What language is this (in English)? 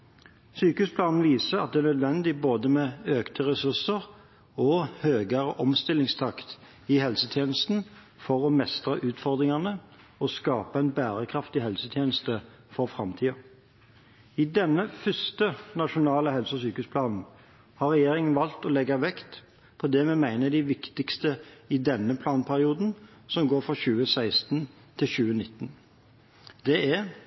Norwegian Bokmål